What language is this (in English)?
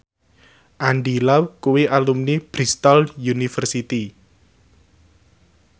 Javanese